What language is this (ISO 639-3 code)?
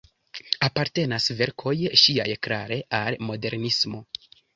epo